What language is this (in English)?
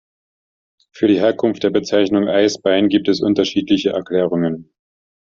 German